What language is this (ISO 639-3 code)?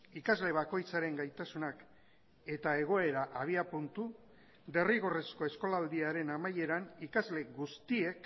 eus